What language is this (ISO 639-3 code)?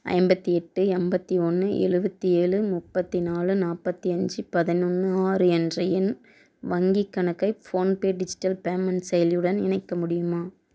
tam